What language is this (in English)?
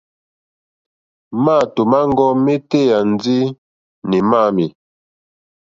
Mokpwe